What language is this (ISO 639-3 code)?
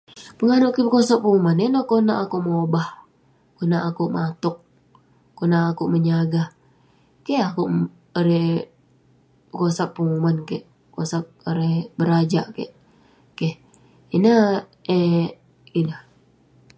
pne